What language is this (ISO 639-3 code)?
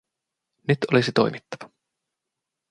fin